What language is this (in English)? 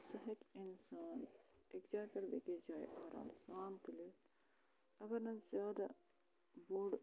Kashmiri